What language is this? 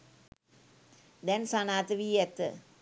Sinhala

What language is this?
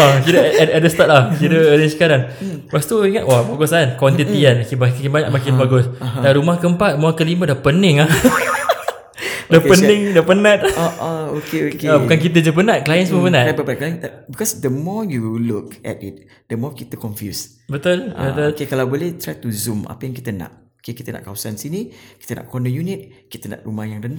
Malay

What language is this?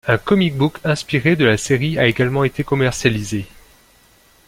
French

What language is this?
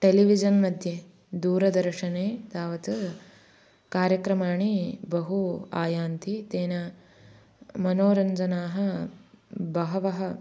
Sanskrit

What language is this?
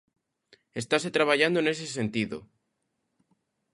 Galician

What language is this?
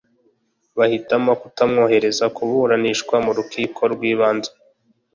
Kinyarwanda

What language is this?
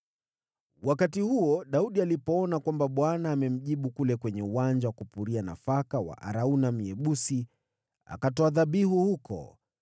Swahili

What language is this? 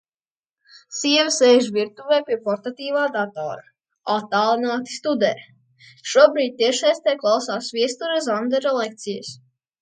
Latvian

